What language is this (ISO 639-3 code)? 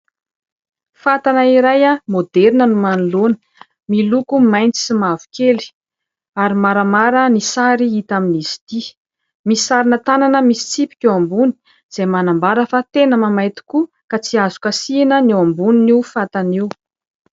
mlg